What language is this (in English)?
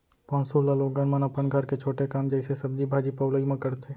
Chhattisgarhi